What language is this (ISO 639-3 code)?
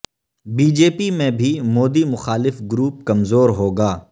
urd